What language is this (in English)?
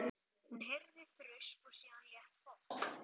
Icelandic